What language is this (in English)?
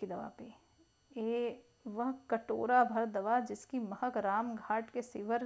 Hindi